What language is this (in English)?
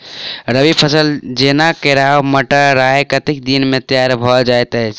Maithili